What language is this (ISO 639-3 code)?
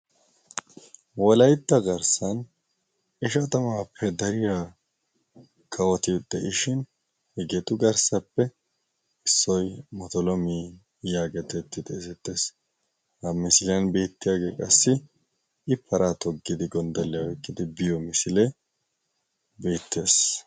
wal